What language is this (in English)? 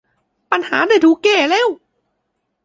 Thai